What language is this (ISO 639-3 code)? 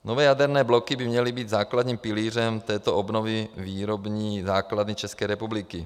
ces